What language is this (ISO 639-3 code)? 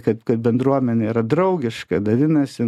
lit